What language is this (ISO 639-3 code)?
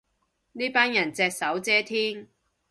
yue